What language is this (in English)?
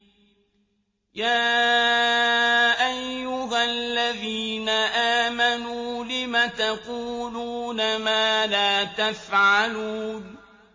Arabic